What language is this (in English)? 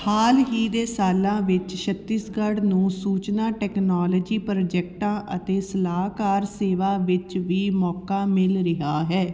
Punjabi